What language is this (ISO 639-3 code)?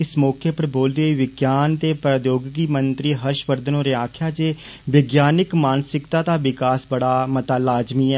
doi